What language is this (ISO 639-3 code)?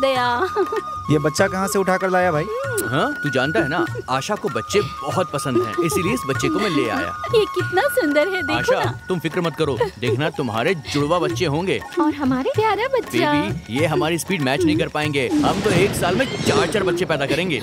hin